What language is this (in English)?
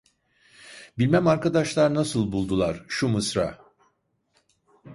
Turkish